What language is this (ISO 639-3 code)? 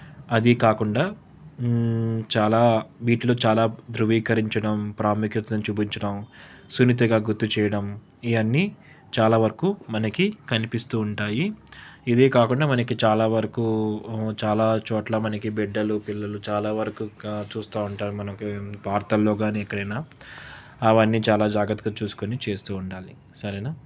tel